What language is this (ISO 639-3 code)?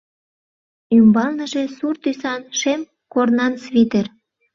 chm